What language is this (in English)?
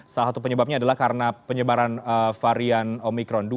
Indonesian